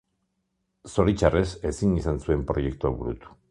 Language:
Basque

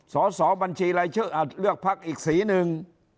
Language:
Thai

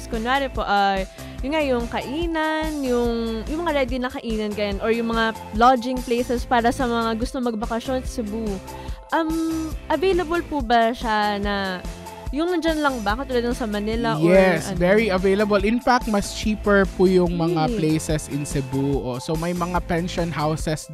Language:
Filipino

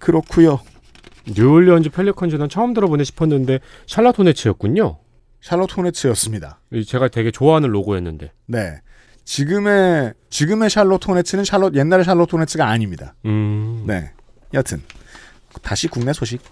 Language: Korean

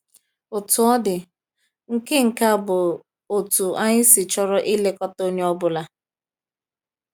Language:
Igbo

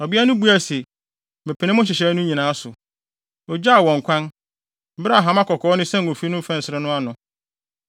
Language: Akan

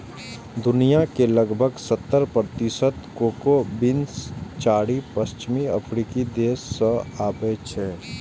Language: Maithili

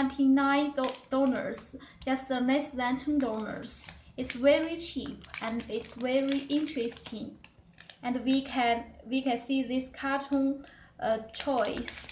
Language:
English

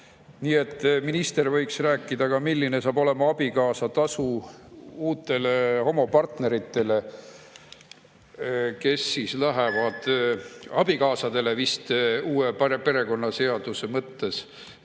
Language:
Estonian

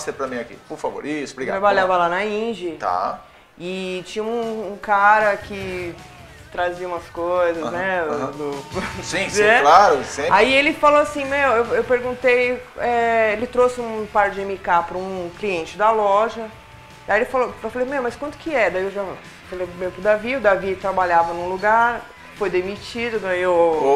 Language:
Portuguese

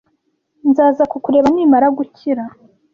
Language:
Kinyarwanda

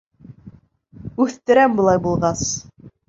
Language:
Bashkir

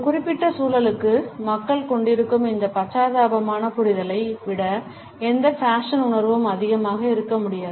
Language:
Tamil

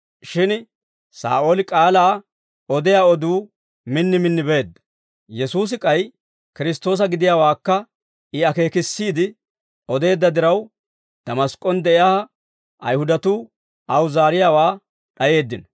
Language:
Dawro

